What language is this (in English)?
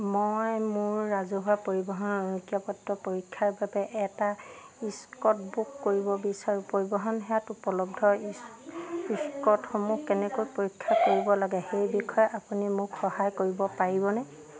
Assamese